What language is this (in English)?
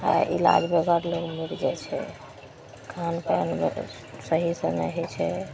Maithili